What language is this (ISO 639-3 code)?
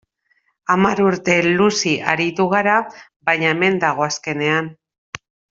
eus